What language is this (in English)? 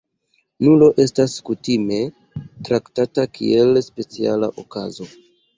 Esperanto